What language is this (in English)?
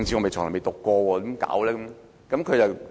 Cantonese